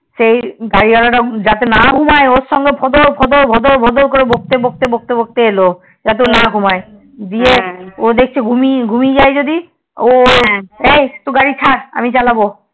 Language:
Bangla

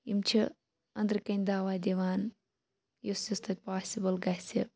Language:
Kashmiri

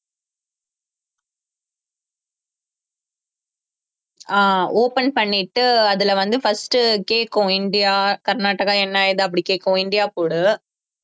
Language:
Tamil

